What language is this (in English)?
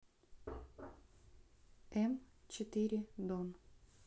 Russian